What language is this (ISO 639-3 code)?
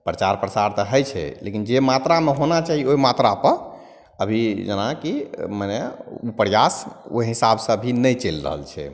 mai